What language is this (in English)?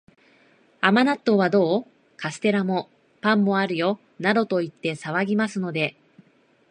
Japanese